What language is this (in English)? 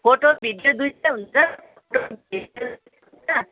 Nepali